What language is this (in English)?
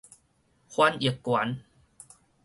Min Nan Chinese